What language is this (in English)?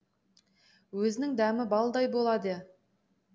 Kazakh